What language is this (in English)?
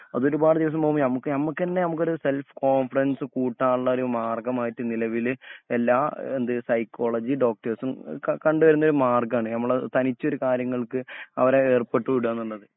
Malayalam